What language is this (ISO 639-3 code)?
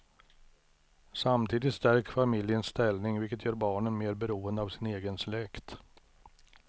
swe